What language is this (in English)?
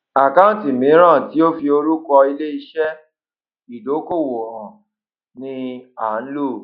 Yoruba